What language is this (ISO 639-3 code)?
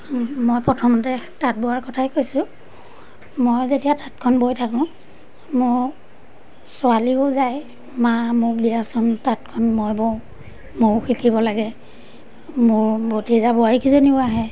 asm